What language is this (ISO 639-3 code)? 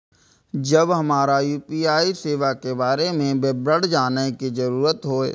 mai